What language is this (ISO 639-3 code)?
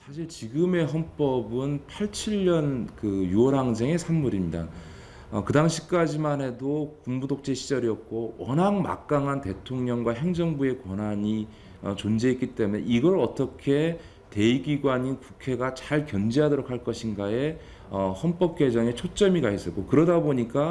kor